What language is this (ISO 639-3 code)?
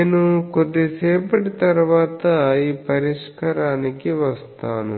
tel